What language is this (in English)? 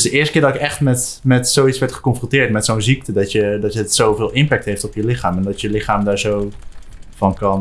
Dutch